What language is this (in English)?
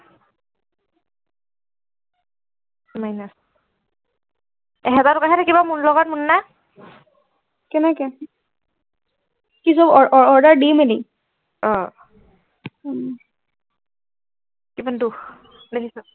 Assamese